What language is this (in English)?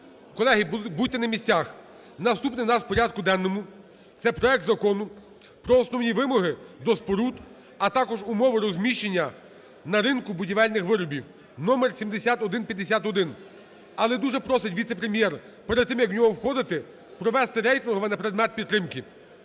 Ukrainian